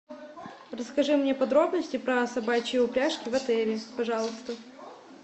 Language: Russian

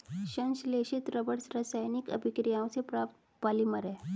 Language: Hindi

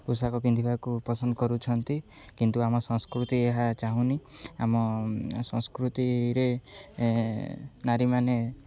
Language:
Odia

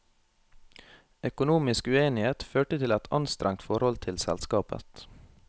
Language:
Norwegian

